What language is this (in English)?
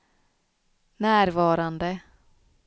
Swedish